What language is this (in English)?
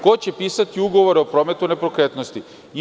Serbian